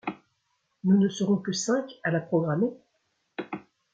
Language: French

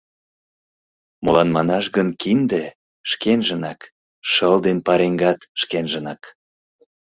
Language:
Mari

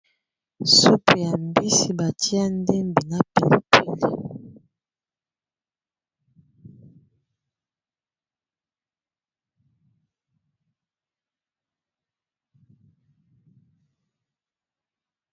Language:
Lingala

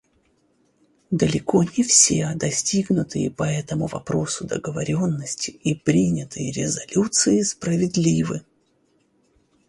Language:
Russian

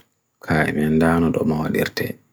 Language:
Bagirmi Fulfulde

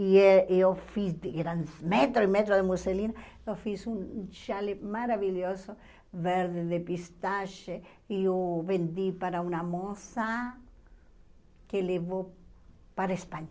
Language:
Portuguese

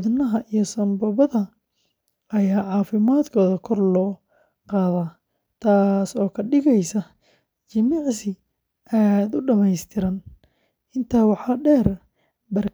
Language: Somali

